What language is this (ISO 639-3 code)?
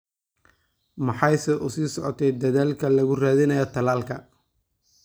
som